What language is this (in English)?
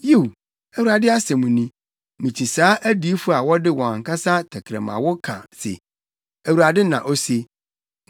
Akan